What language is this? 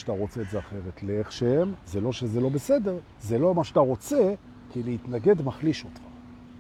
Hebrew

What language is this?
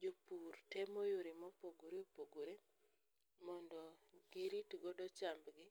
Luo (Kenya and Tanzania)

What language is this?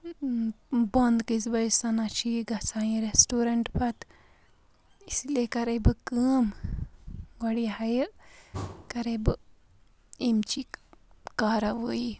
Kashmiri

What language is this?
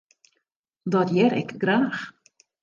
Western Frisian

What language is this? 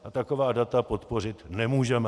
Czech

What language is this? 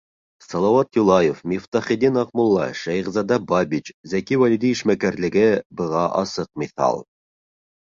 Bashkir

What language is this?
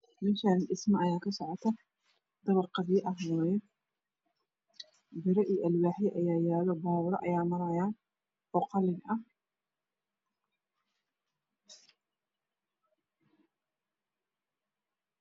Somali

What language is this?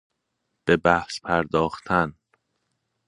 Persian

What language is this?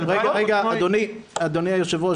Hebrew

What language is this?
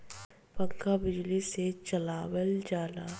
Bhojpuri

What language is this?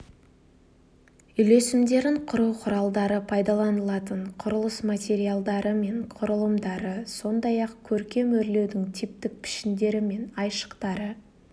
Kazakh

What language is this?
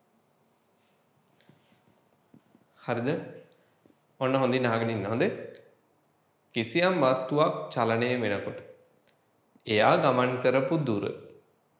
Hindi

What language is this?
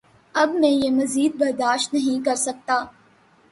Urdu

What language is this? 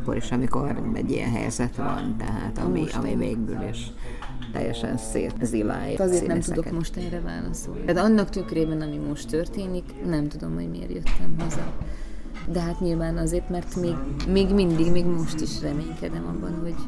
Hungarian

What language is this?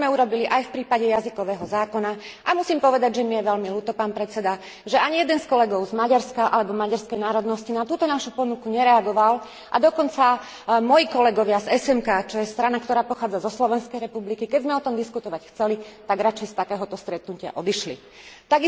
Slovak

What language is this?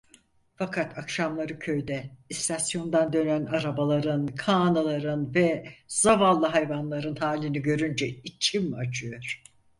Turkish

